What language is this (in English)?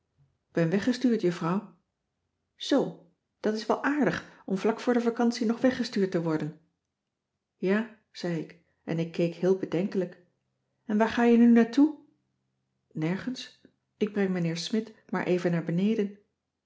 Dutch